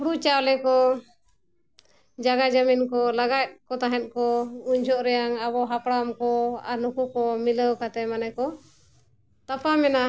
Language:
Santali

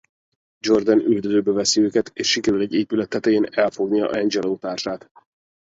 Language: Hungarian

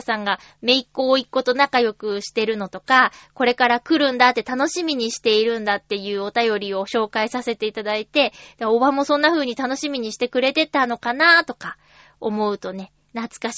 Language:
Japanese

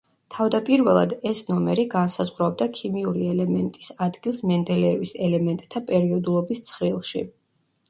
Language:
Georgian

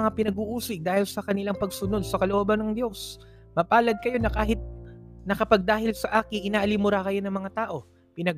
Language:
Filipino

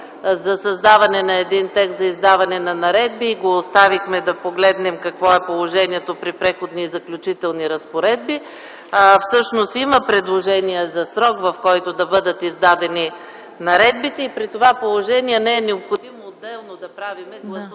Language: Bulgarian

